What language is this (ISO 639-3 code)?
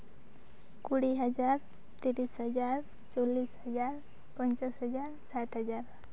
sat